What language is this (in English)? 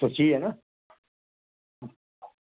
Dogri